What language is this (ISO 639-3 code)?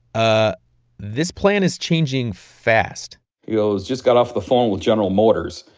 eng